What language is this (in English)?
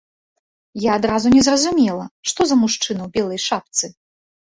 Belarusian